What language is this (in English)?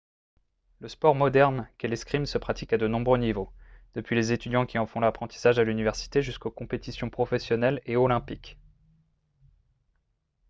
French